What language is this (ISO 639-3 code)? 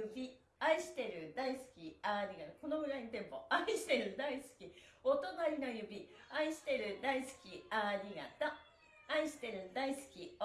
jpn